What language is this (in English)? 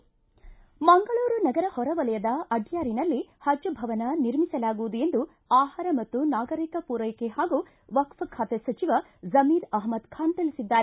Kannada